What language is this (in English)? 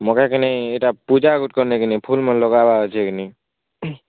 Odia